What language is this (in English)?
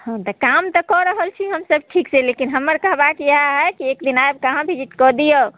Maithili